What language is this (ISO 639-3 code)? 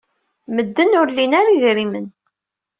kab